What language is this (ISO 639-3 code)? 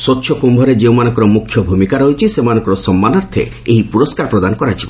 ori